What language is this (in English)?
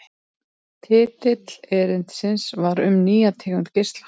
Icelandic